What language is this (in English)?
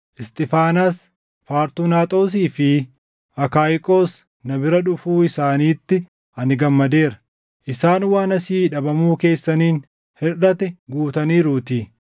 Oromo